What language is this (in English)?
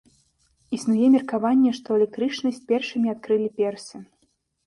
Belarusian